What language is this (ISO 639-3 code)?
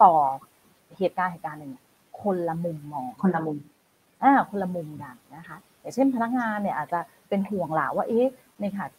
tha